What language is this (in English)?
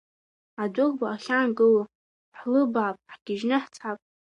Abkhazian